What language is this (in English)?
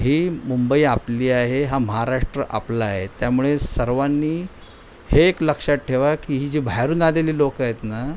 Marathi